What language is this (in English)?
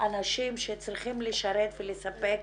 Hebrew